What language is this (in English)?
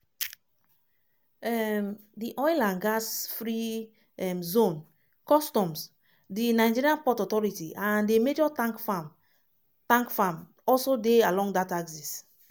Nigerian Pidgin